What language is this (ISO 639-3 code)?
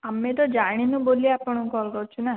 ori